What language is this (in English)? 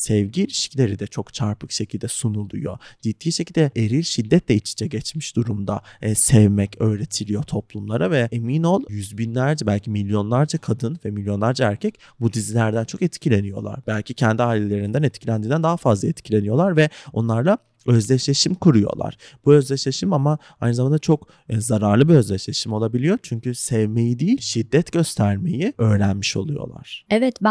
Turkish